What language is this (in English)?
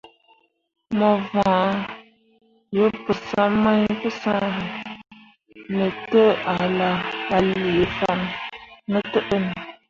Mundang